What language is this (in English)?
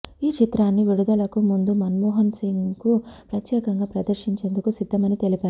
Telugu